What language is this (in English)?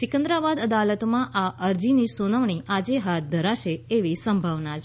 Gujarati